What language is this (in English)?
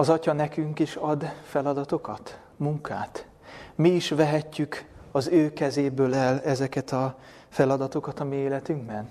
Hungarian